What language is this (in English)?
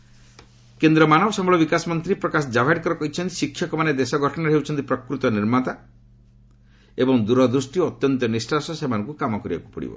Odia